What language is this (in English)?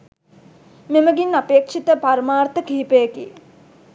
Sinhala